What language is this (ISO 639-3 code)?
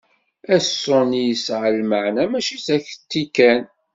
kab